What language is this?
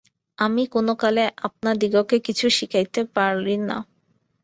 Bangla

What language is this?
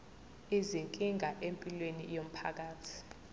Zulu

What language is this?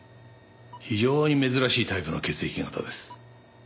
Japanese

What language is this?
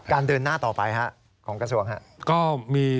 Thai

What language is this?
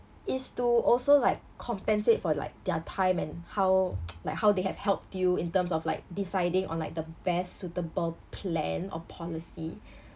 English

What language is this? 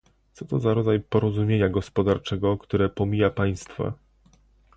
Polish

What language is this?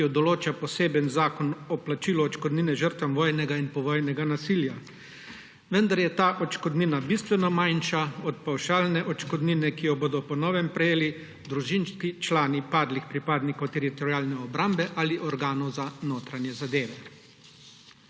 Slovenian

